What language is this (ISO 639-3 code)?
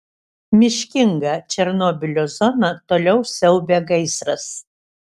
lit